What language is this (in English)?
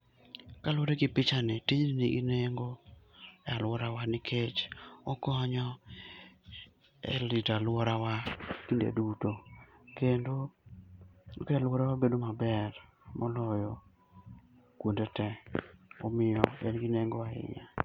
Luo (Kenya and Tanzania)